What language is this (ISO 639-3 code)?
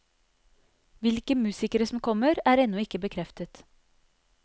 nor